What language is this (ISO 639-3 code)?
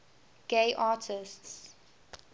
eng